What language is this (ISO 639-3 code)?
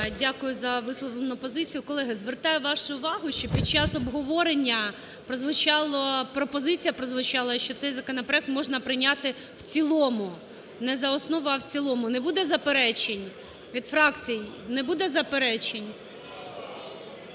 ukr